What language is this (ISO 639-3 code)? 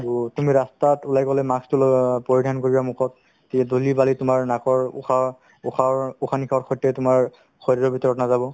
asm